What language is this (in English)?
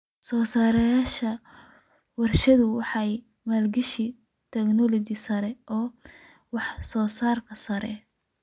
Somali